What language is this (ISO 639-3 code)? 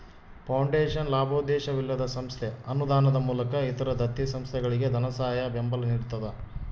kan